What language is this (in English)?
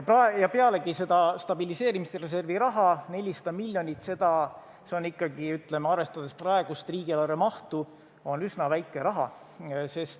Estonian